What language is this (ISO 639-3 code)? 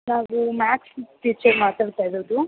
kan